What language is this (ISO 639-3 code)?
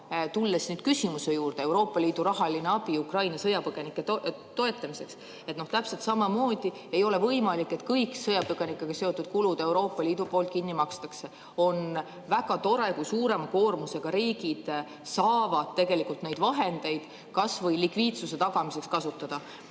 est